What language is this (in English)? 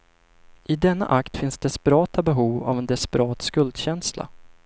Swedish